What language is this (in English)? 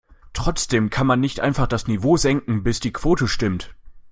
German